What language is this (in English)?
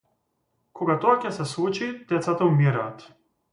Macedonian